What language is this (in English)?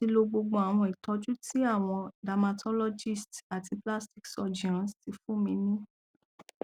Yoruba